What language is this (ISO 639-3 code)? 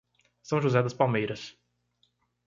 por